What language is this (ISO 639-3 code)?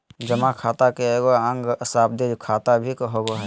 mag